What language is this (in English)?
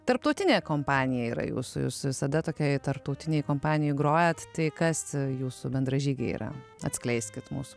Lithuanian